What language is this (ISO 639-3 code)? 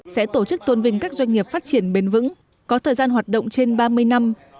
vie